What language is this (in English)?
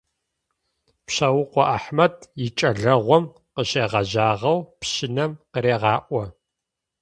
Adyghe